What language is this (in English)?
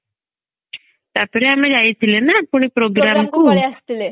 Odia